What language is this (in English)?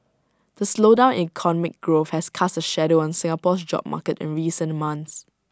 English